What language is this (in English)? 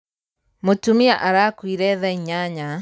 Kikuyu